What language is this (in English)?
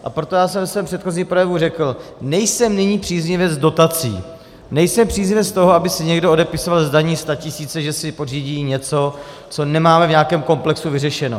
Czech